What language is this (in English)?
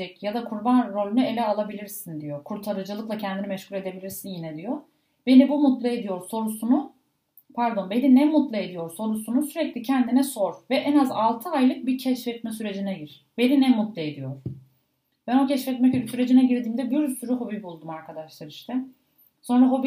Turkish